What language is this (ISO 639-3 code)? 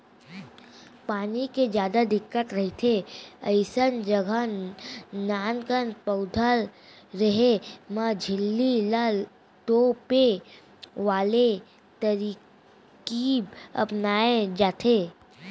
hne